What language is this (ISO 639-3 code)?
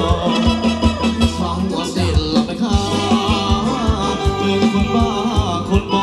tha